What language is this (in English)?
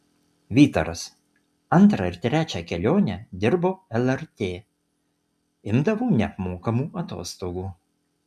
Lithuanian